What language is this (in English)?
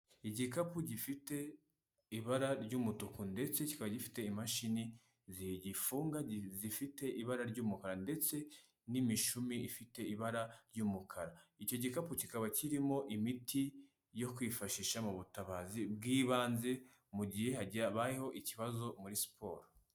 Kinyarwanda